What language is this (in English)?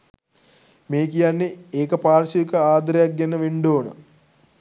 Sinhala